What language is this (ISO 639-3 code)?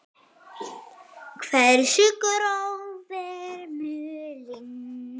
isl